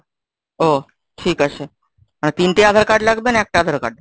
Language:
Bangla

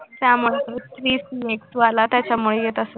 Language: Marathi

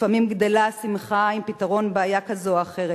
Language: Hebrew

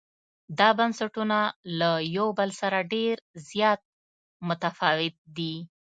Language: Pashto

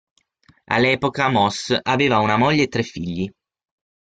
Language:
Italian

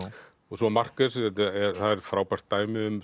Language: Icelandic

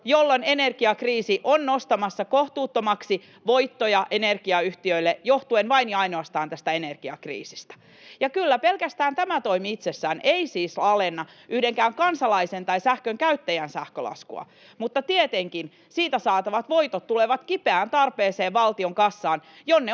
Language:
Finnish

